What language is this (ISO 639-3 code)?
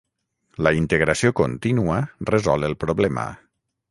cat